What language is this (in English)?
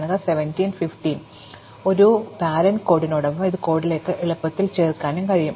Malayalam